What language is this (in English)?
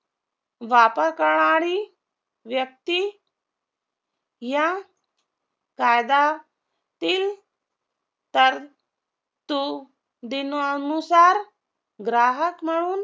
Marathi